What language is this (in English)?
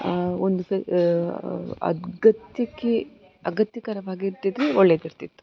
Kannada